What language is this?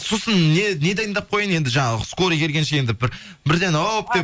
Kazakh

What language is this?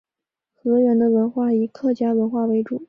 Chinese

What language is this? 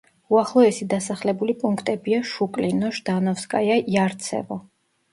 Georgian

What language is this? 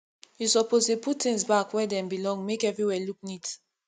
Nigerian Pidgin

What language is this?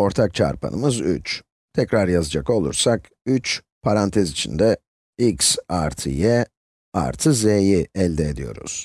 Turkish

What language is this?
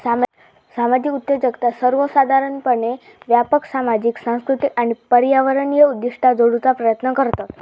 Marathi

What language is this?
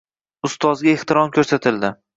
Uzbek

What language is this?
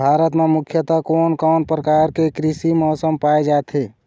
Chhattisgarhi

